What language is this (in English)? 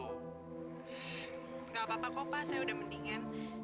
Indonesian